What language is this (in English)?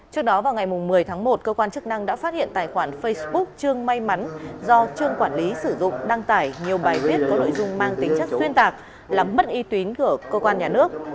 Vietnamese